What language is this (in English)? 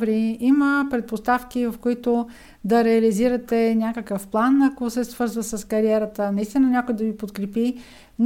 Bulgarian